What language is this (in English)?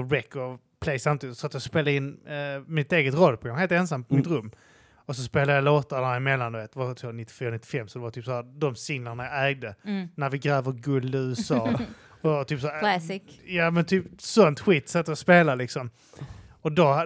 Swedish